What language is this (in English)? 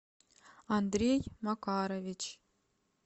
Russian